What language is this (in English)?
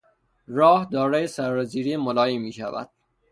Persian